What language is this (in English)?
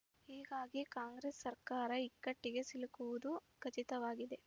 Kannada